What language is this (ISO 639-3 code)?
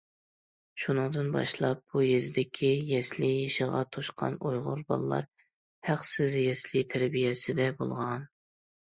uig